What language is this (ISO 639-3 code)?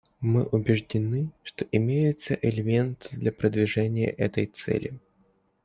rus